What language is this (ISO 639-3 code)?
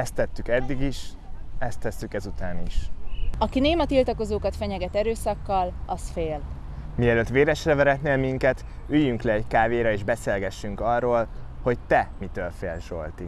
hun